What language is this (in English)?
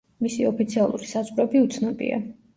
Georgian